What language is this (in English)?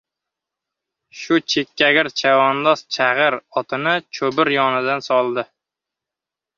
Uzbek